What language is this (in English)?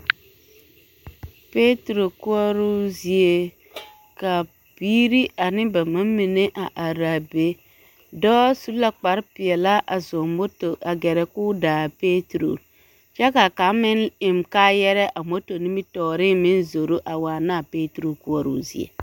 Southern Dagaare